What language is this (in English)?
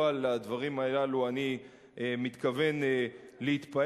Hebrew